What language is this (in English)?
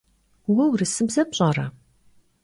Kabardian